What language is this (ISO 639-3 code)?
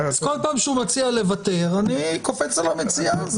heb